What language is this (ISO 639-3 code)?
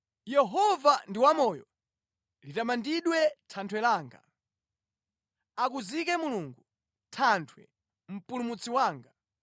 nya